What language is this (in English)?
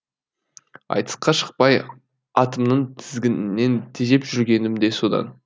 Kazakh